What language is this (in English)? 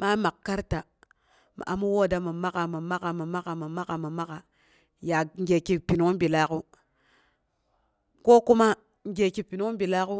Boghom